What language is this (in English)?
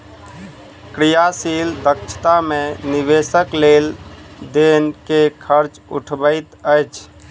Maithili